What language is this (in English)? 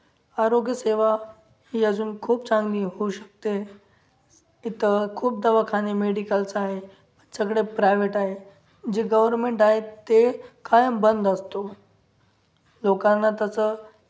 Marathi